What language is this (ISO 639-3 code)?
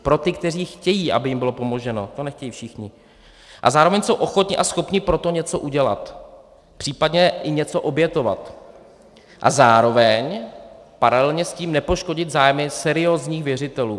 ces